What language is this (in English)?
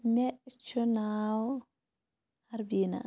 Kashmiri